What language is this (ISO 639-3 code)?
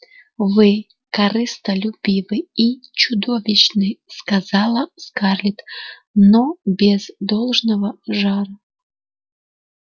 rus